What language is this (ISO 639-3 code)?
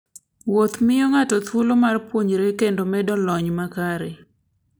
luo